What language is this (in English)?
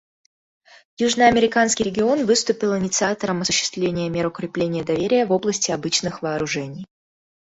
Russian